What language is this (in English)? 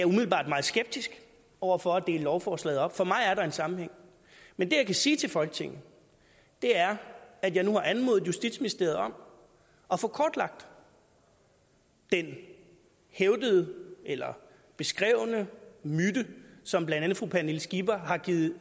Danish